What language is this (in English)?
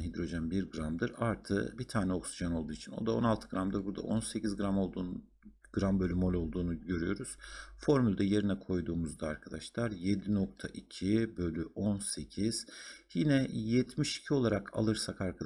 Turkish